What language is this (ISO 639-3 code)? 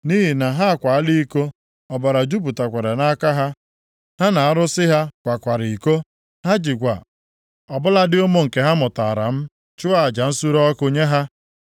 ibo